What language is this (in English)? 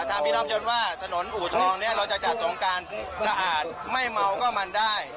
Thai